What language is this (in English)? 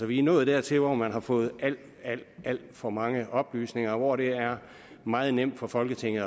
Danish